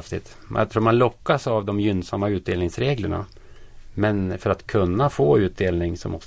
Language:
Swedish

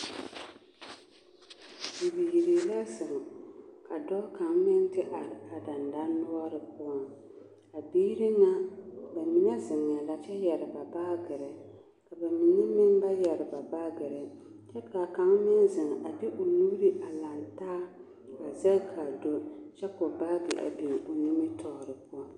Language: Southern Dagaare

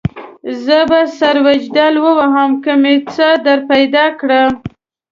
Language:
Pashto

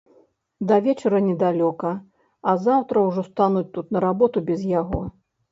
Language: Belarusian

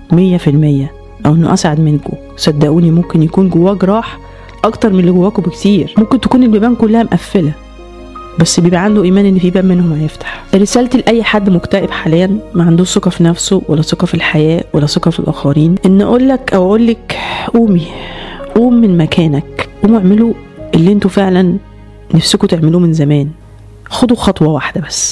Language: Arabic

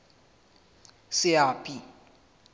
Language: Southern Sotho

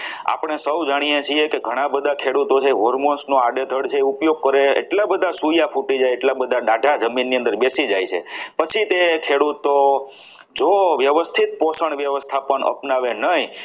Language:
Gujarati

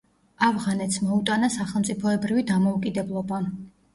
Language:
Georgian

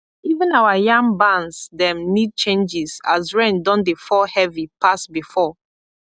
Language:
Nigerian Pidgin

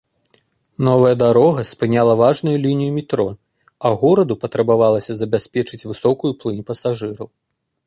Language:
Belarusian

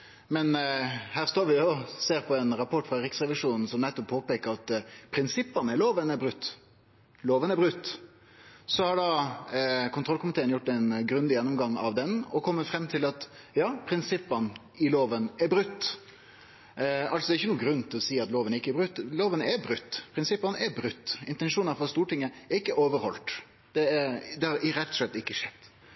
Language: Norwegian Nynorsk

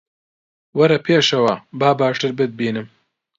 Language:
Central Kurdish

